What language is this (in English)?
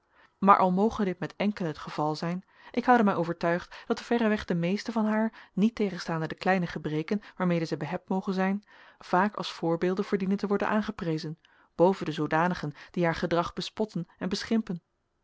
Dutch